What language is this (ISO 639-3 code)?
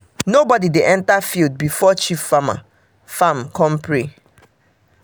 pcm